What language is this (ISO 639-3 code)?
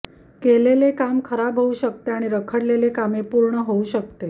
mar